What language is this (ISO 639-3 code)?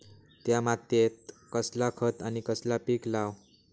mar